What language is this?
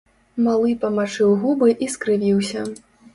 Belarusian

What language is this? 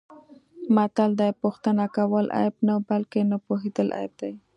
Pashto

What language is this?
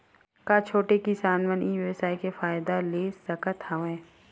Chhattisgarhi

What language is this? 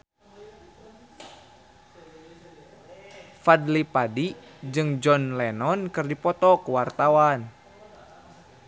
Sundanese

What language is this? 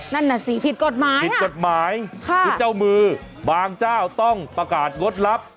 Thai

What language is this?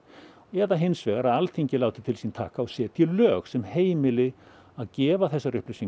Icelandic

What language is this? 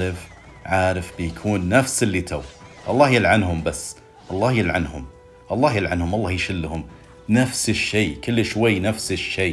Arabic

